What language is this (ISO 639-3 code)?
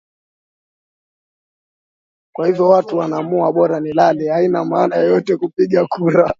swa